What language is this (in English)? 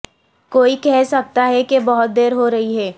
Urdu